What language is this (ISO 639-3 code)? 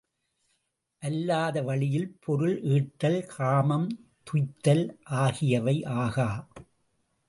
tam